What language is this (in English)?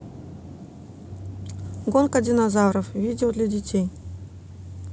Russian